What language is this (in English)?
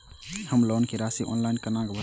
Maithili